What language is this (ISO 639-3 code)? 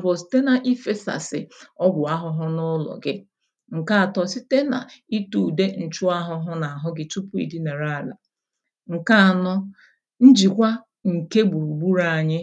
ibo